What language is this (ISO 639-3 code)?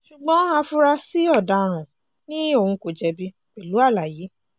yor